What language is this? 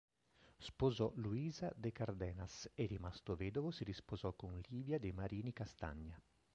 Italian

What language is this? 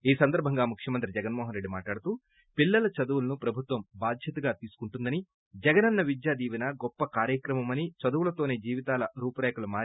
Telugu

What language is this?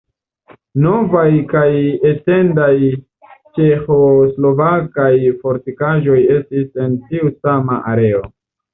Esperanto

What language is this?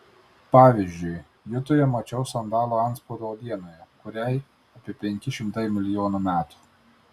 Lithuanian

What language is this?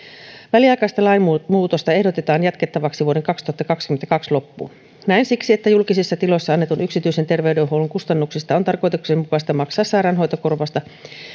Finnish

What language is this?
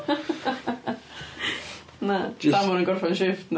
Welsh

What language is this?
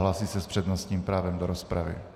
Czech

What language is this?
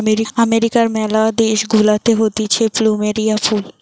Bangla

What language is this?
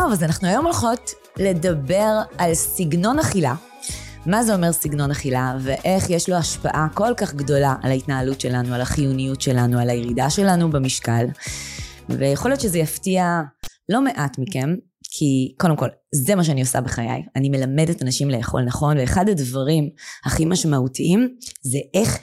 Hebrew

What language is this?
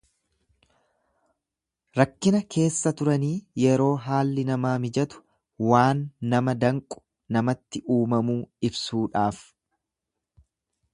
Oromo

